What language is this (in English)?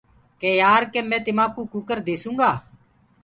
Gurgula